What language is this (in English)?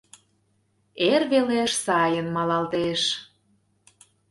Mari